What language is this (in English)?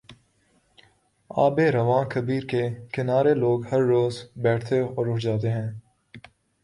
Urdu